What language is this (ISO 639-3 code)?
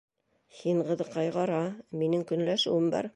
bak